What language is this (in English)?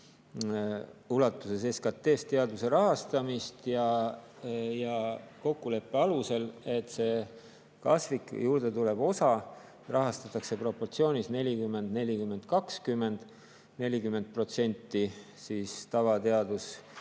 Estonian